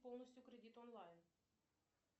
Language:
Russian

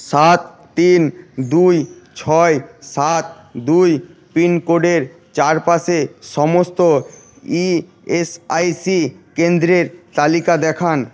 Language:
Bangla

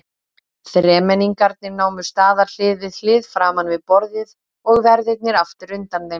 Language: Icelandic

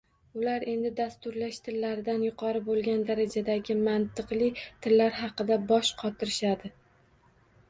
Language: Uzbek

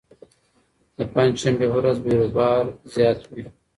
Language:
Pashto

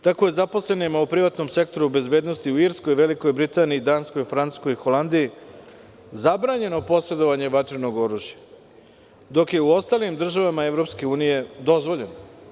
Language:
Serbian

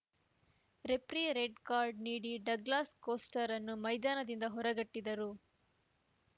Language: Kannada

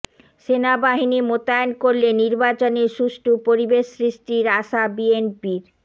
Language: Bangla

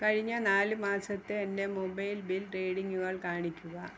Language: Malayalam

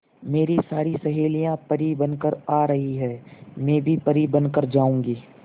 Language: Hindi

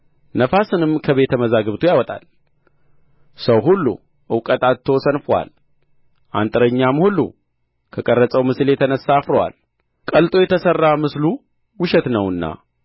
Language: Amharic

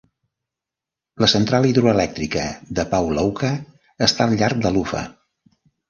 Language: Catalan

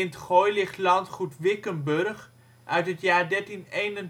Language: Dutch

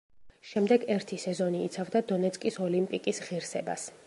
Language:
Georgian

